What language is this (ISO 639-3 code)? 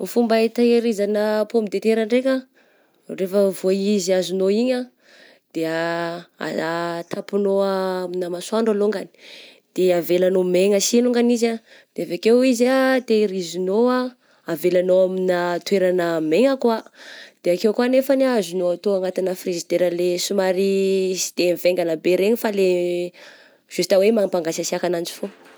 bzc